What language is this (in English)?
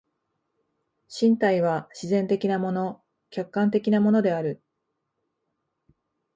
Japanese